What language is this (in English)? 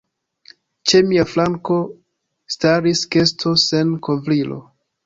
Esperanto